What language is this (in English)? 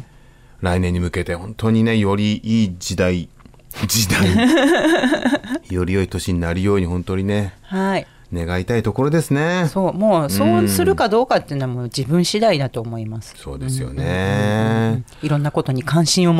Japanese